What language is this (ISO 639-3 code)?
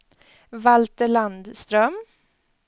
swe